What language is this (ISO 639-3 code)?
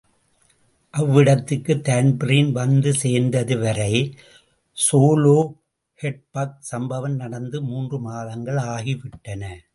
tam